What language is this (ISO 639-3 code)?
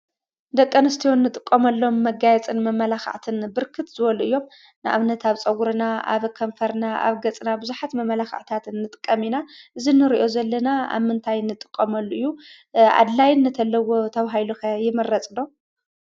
tir